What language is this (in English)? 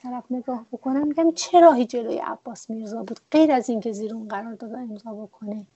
Persian